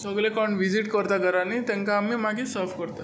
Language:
Konkani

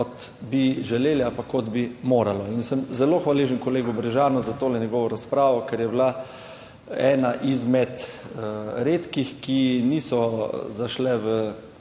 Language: Slovenian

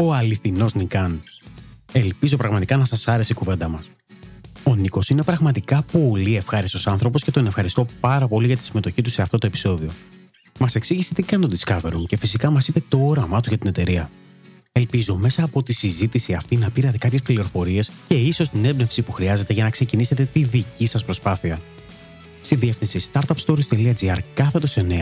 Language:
Greek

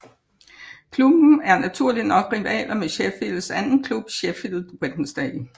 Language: Danish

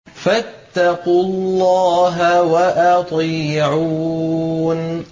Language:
Arabic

